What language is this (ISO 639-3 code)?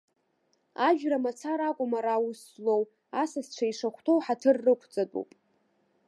abk